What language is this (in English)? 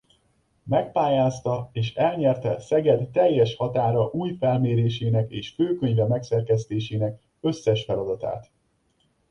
Hungarian